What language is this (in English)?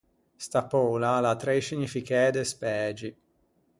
Ligurian